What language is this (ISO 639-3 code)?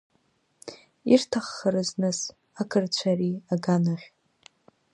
abk